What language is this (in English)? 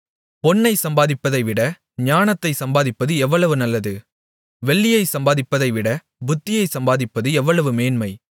Tamil